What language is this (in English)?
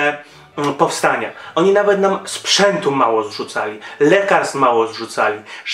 Polish